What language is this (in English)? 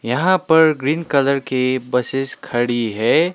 Hindi